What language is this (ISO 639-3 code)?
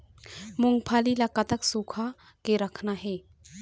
hne